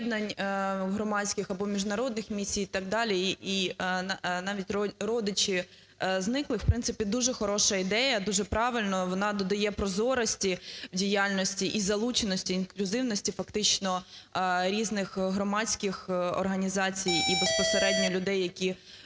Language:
Ukrainian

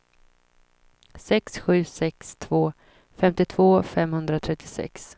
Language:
Swedish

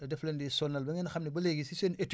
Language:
Wolof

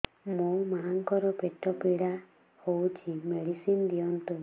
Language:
Odia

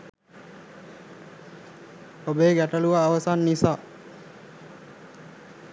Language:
Sinhala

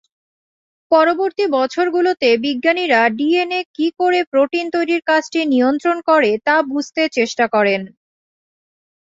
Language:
Bangla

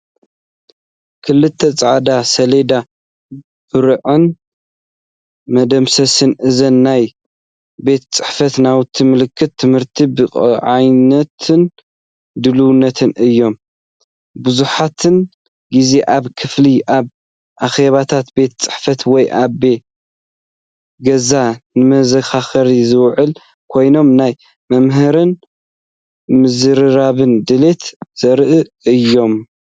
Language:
Tigrinya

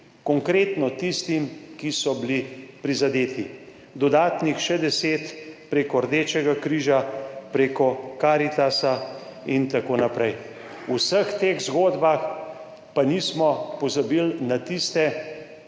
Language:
Slovenian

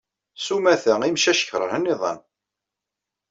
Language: Kabyle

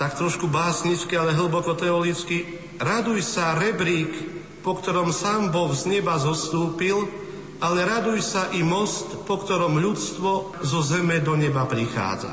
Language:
Slovak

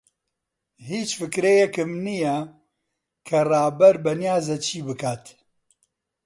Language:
Central Kurdish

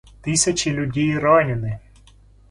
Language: Russian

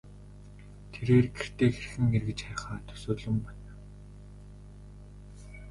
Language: Mongolian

